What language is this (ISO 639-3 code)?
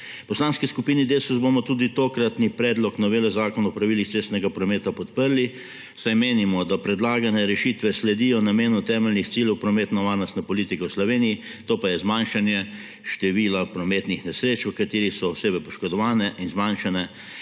slv